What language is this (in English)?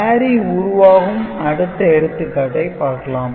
Tamil